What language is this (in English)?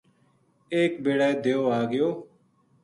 Gujari